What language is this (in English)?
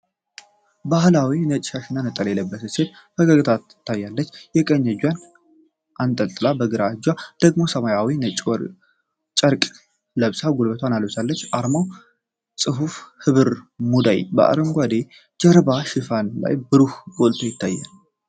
Amharic